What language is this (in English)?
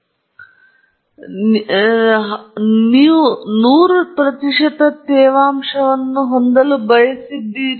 Kannada